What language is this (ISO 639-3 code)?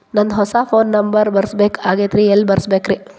kan